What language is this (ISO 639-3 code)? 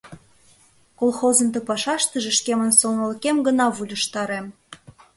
chm